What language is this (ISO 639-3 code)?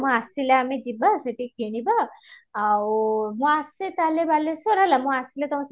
ori